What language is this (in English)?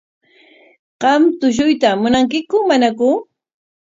Corongo Ancash Quechua